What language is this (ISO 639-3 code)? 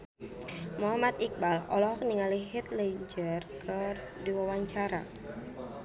sun